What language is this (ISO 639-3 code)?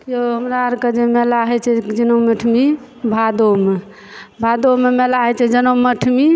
mai